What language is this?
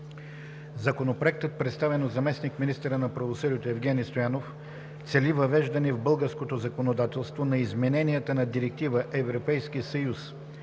Bulgarian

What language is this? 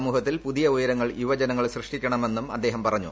Malayalam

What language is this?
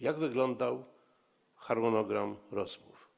Polish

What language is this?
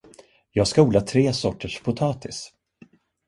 Swedish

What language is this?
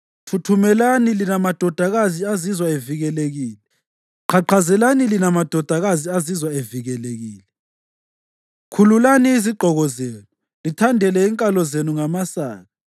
North Ndebele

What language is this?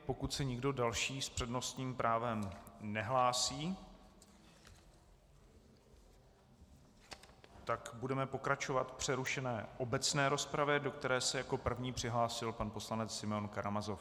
Czech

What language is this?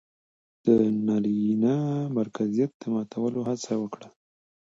Pashto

